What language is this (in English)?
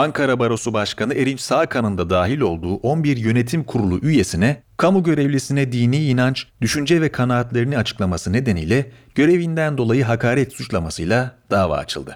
Turkish